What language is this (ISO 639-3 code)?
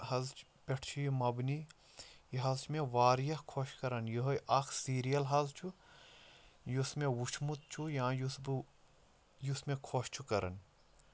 kas